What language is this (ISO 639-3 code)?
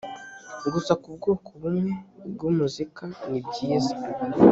kin